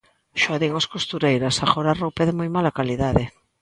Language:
Galician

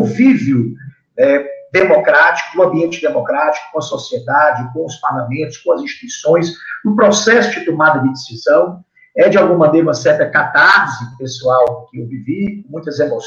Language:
Portuguese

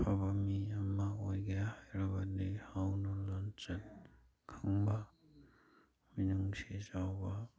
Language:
Manipuri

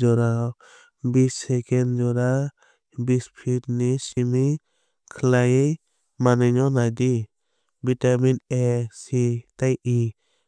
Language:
Kok Borok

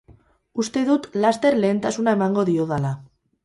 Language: Basque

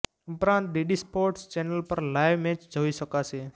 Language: Gujarati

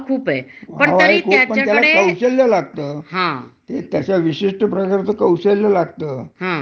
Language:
Marathi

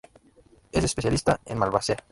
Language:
Spanish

